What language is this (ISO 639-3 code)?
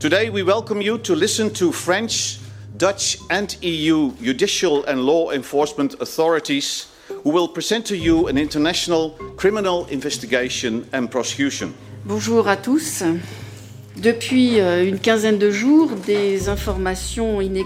nld